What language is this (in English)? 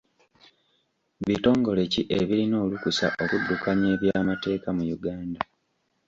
Ganda